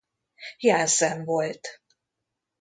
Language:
Hungarian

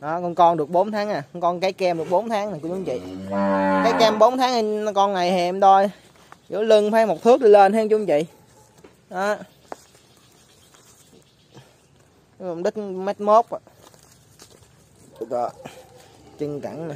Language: Vietnamese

